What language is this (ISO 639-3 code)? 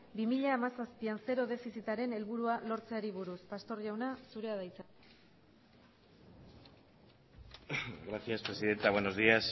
eus